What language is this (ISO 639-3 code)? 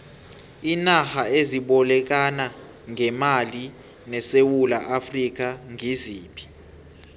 nbl